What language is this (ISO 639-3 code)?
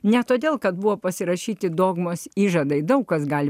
lit